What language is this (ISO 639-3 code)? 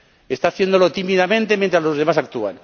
spa